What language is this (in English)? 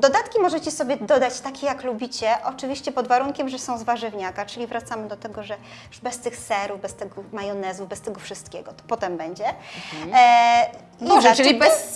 Polish